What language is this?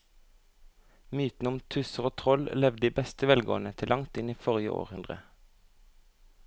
Norwegian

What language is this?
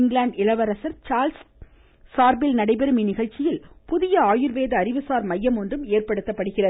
Tamil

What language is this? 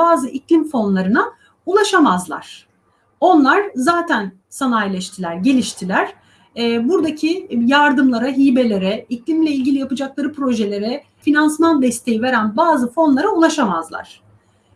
Turkish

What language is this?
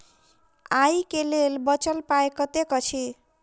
Maithili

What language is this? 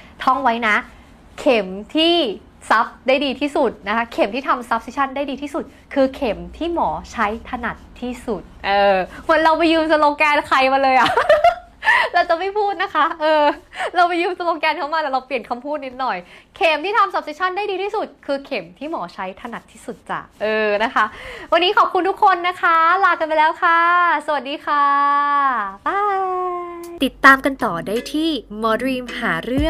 Thai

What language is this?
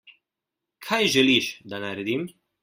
Slovenian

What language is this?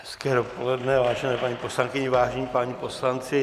Czech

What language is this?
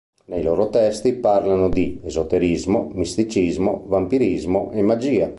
Italian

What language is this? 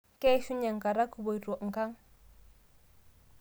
Masai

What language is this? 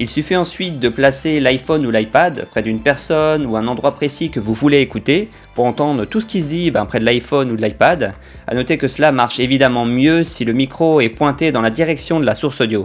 French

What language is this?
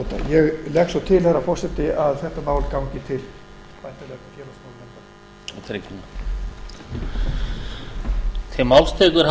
Icelandic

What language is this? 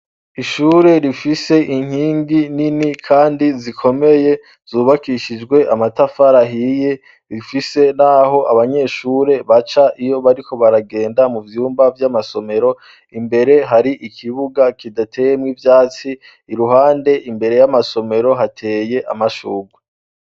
Rundi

